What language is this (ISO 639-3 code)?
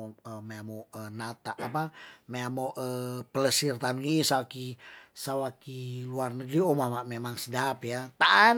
tdn